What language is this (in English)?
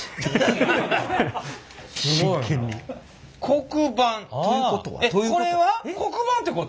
Japanese